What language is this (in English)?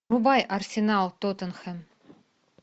Russian